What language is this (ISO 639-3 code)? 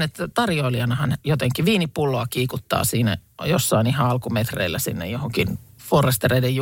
fin